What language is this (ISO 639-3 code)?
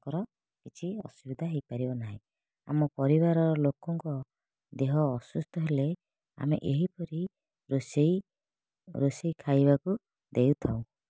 ori